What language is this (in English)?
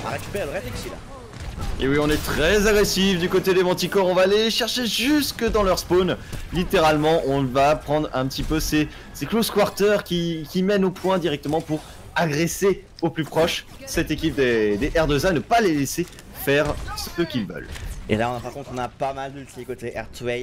French